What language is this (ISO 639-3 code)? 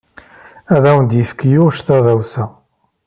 kab